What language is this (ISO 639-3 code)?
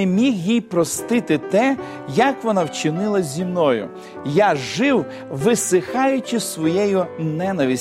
ukr